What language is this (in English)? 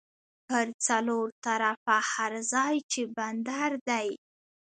Pashto